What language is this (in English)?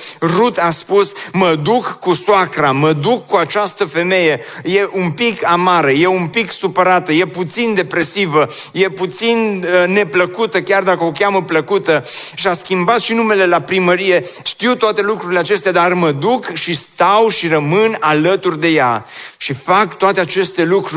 Romanian